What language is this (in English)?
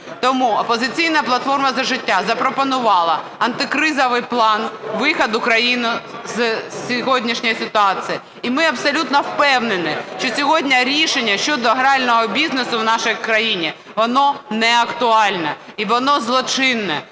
Ukrainian